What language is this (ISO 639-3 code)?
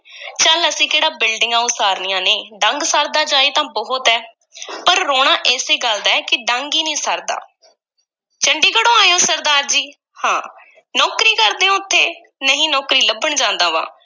pan